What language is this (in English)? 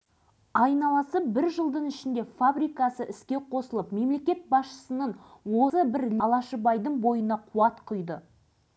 Kazakh